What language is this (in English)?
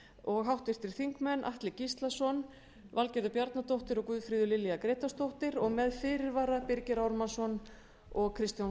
Icelandic